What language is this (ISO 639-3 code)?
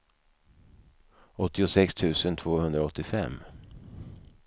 swe